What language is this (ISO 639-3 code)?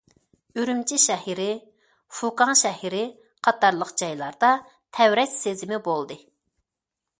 uig